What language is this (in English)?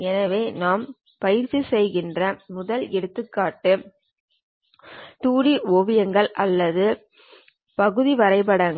Tamil